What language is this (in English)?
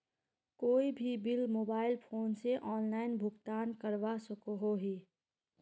Magahi